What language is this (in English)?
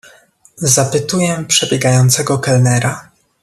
Polish